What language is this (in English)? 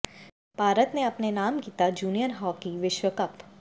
Punjabi